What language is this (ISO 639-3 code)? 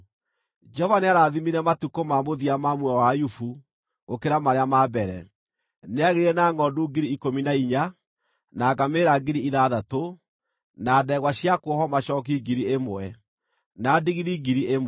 kik